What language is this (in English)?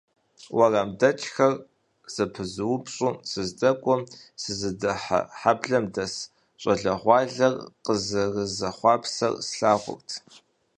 Kabardian